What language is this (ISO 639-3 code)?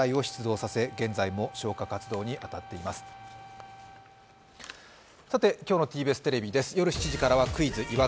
jpn